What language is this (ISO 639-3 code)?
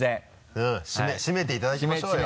jpn